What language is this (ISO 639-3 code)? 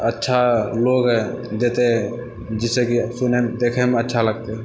mai